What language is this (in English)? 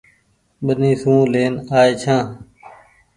Goaria